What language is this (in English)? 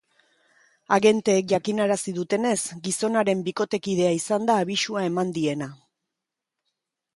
Basque